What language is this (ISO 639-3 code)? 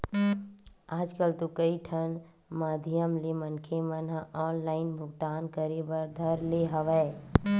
hne